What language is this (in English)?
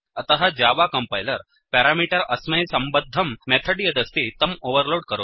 Sanskrit